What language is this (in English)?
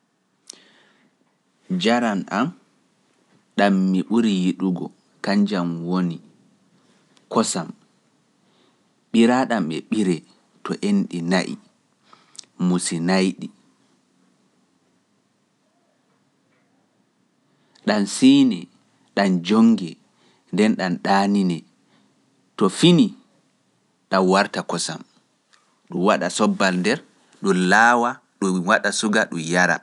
Pular